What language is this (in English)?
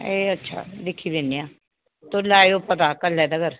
Dogri